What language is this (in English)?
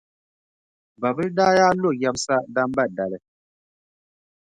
Dagbani